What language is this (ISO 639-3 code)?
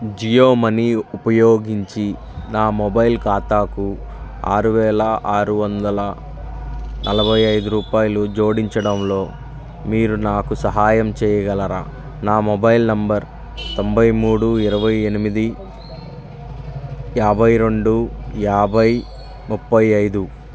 tel